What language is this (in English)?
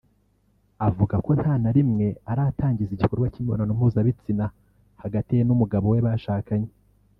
Kinyarwanda